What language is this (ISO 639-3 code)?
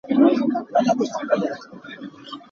cnh